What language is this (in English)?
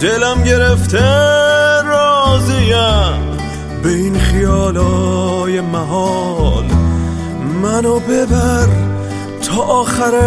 Persian